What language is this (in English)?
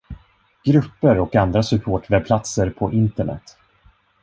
Swedish